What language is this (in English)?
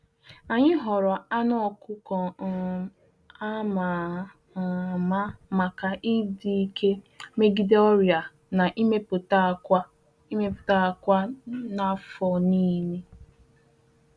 Igbo